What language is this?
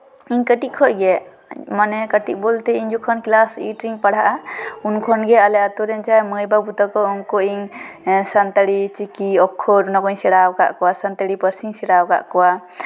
Santali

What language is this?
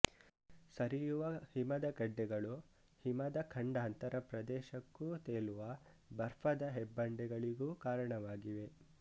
Kannada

